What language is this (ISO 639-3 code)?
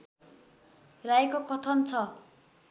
nep